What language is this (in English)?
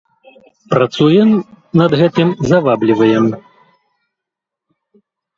Belarusian